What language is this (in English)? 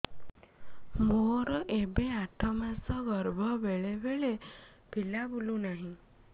Odia